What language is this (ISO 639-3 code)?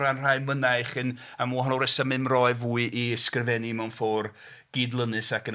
cym